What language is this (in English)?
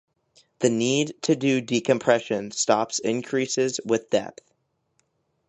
English